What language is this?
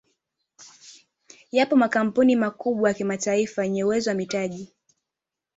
Swahili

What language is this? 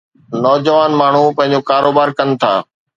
Sindhi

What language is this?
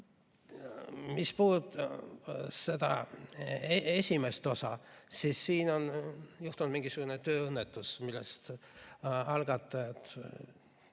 Estonian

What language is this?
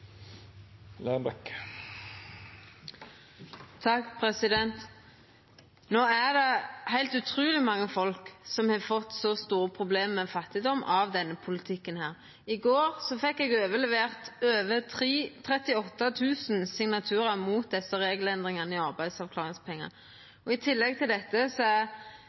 Norwegian Nynorsk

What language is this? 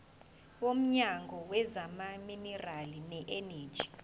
Zulu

